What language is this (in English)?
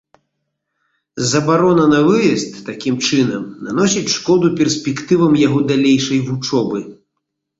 Belarusian